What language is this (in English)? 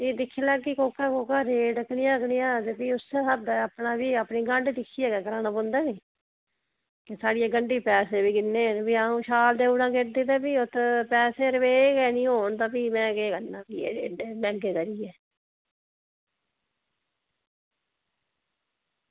Dogri